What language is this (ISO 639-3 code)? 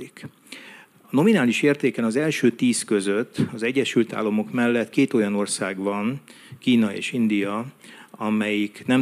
hun